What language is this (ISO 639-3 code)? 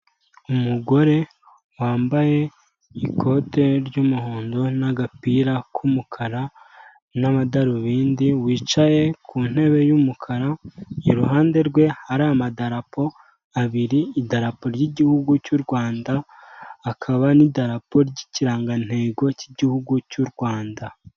kin